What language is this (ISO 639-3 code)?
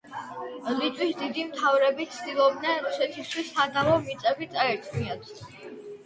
kat